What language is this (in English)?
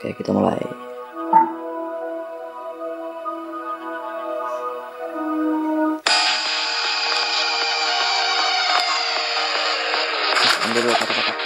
Indonesian